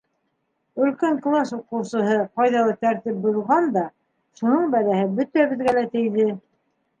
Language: Bashkir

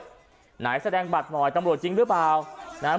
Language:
Thai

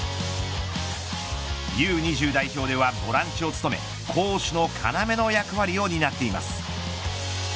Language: Japanese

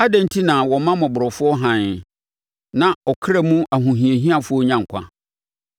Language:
Akan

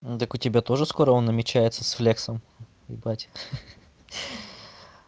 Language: Russian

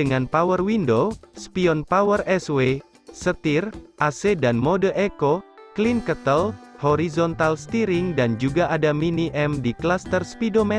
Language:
Indonesian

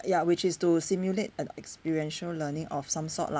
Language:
English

